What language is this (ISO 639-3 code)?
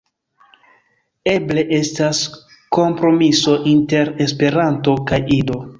epo